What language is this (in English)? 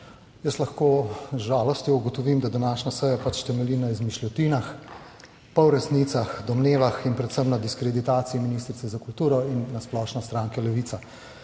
Slovenian